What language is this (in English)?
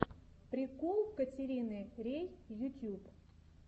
Russian